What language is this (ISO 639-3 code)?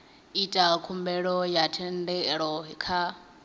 ven